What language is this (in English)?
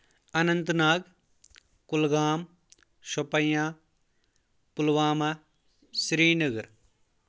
Kashmiri